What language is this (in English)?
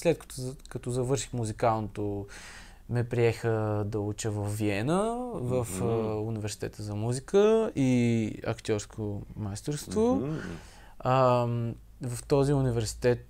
Bulgarian